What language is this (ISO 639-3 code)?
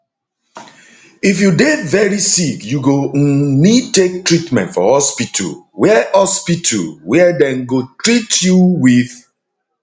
pcm